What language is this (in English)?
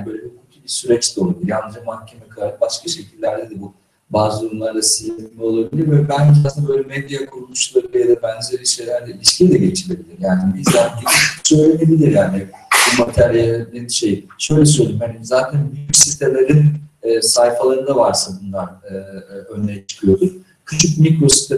Turkish